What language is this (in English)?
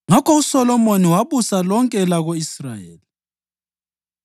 North Ndebele